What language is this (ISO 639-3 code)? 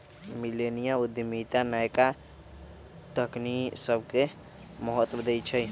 mag